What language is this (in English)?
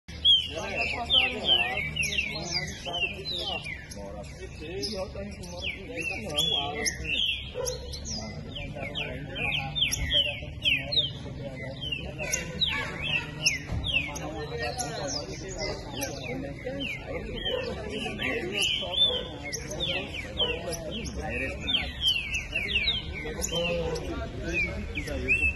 English